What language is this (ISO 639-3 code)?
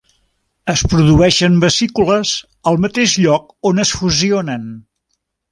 cat